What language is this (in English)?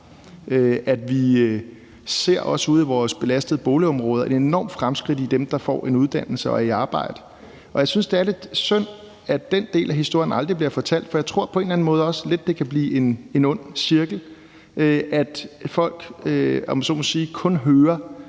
Danish